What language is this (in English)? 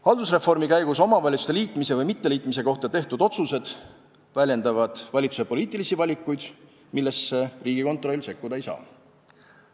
Estonian